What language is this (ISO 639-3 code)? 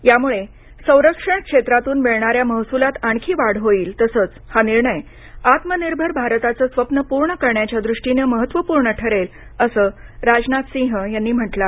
mar